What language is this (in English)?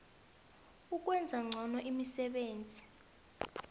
South Ndebele